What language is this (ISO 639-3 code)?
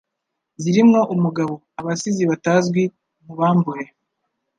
kin